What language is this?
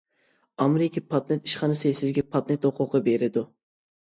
Uyghur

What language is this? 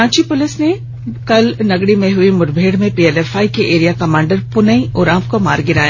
Hindi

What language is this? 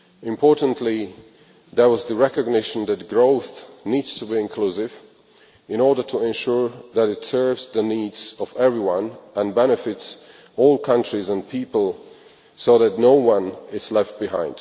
English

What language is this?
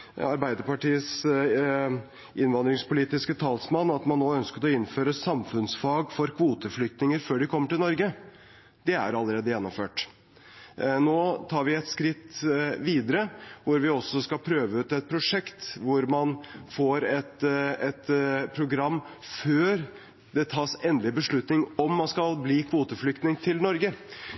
Norwegian Bokmål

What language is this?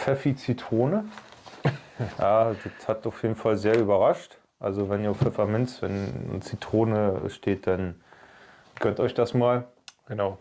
German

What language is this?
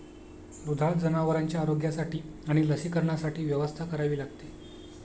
Marathi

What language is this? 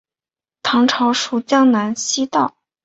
Chinese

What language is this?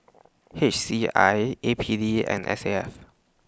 English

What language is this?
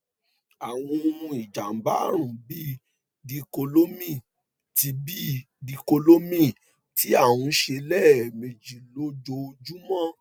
Yoruba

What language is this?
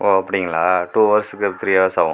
Tamil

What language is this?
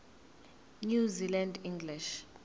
Zulu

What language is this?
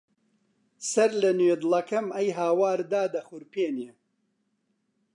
Central Kurdish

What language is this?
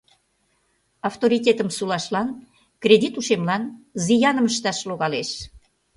Mari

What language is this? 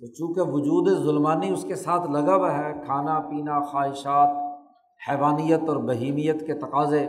Urdu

